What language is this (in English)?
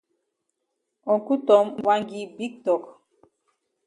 Cameroon Pidgin